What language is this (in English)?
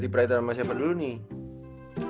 Indonesian